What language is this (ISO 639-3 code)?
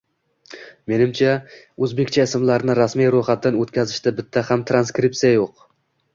uzb